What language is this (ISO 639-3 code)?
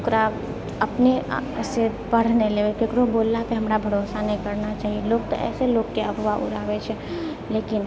mai